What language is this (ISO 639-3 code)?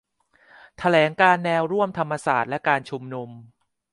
tha